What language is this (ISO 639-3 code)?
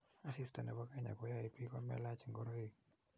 kln